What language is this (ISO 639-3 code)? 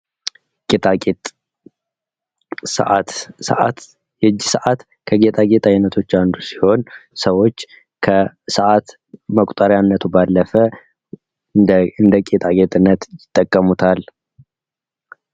amh